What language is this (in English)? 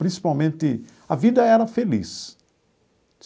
Portuguese